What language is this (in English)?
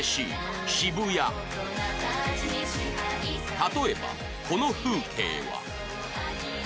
Japanese